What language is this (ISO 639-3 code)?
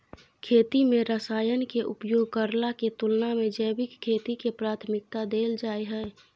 mai